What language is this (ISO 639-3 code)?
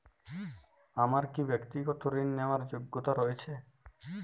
ben